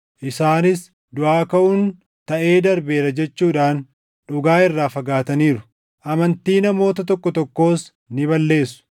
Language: Oromo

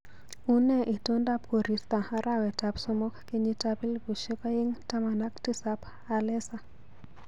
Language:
Kalenjin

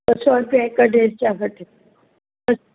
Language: Sindhi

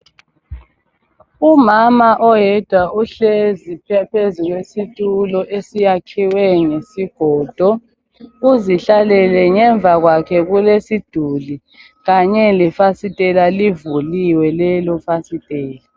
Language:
North Ndebele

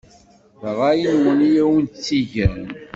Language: Kabyle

